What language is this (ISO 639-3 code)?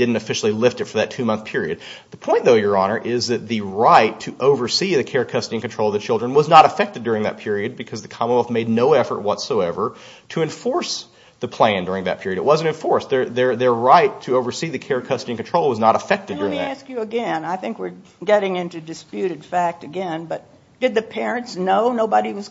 eng